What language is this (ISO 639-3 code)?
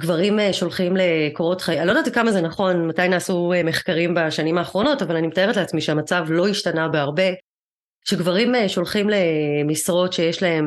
heb